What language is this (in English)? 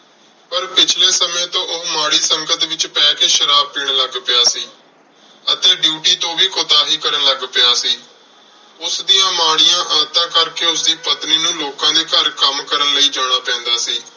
Punjabi